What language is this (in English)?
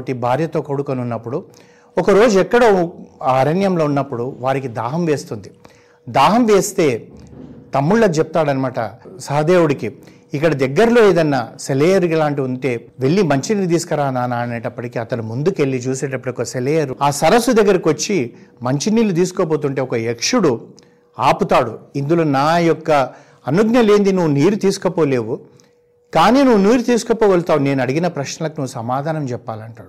Telugu